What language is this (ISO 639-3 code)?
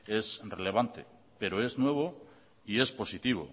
spa